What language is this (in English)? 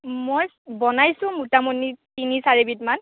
Assamese